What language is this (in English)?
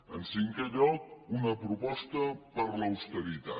Catalan